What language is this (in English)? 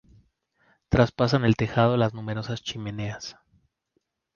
Spanish